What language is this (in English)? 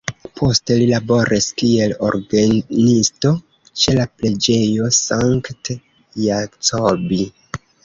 Esperanto